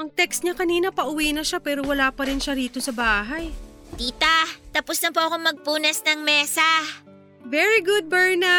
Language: Filipino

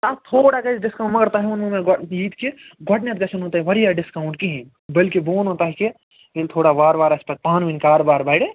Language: Kashmiri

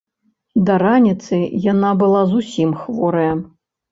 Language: Belarusian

